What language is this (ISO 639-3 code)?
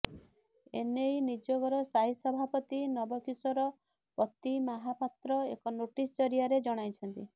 ori